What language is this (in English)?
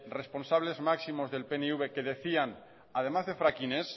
Spanish